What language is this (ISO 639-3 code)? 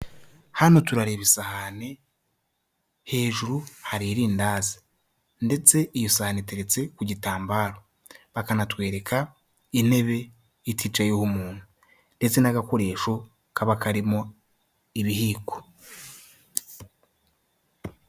kin